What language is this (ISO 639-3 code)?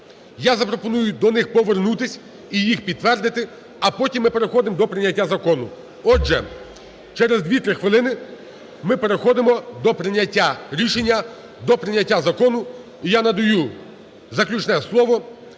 ukr